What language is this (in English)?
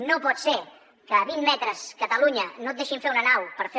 Catalan